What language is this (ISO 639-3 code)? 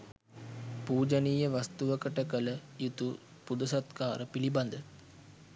sin